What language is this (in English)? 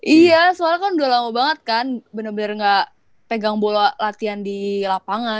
Indonesian